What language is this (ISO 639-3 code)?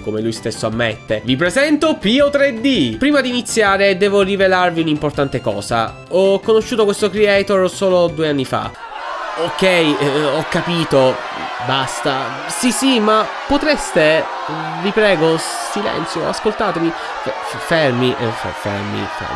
ita